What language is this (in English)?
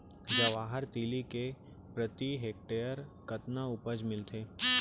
Chhattisgarhi